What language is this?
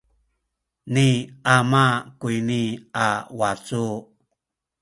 Sakizaya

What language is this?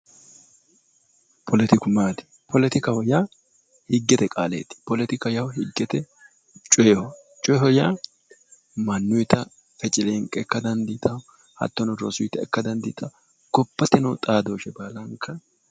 Sidamo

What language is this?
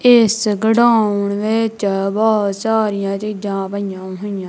Punjabi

